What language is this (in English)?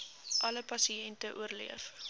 Afrikaans